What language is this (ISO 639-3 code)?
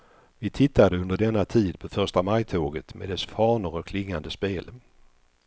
swe